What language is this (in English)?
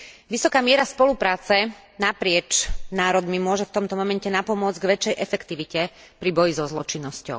Slovak